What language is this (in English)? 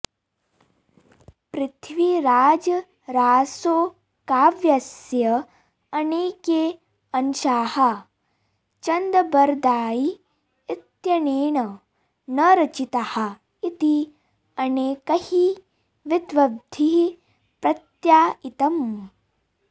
Sanskrit